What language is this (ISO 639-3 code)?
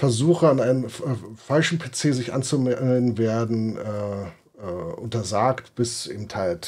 deu